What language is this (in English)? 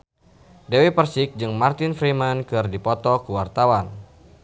Sundanese